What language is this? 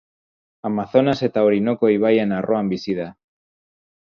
Basque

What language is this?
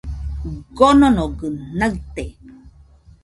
Nüpode Huitoto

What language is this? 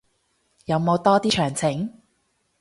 Cantonese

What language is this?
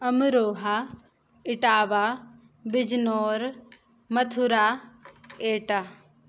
Sanskrit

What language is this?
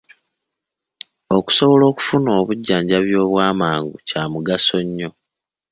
Ganda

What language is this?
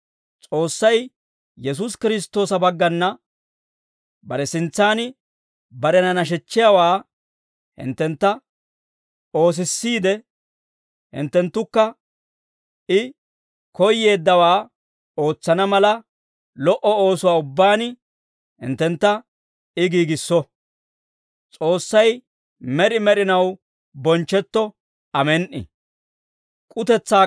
Dawro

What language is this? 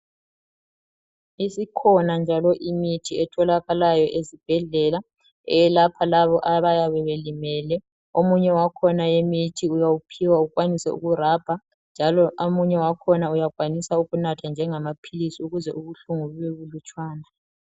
North Ndebele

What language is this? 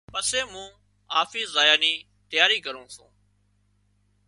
Wadiyara Koli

